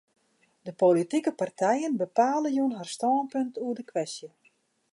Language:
Western Frisian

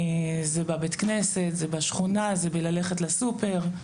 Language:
Hebrew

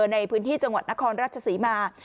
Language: Thai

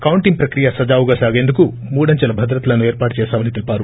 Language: Telugu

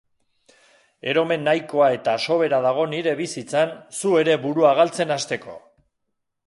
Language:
Basque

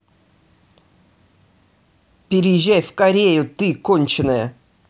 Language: Russian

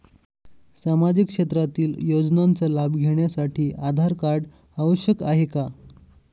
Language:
Marathi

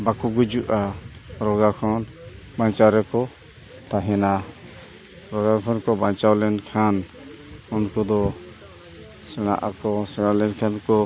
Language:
Santali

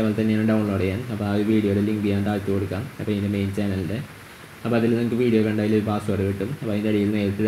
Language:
Malayalam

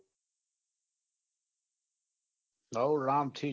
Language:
Gujarati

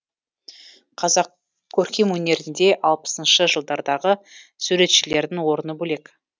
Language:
Kazakh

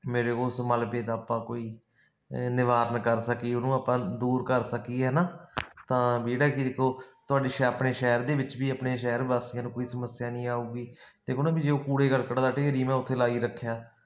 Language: Punjabi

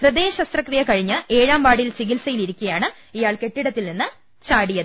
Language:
Malayalam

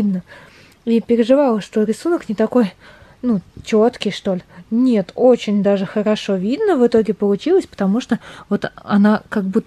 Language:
Russian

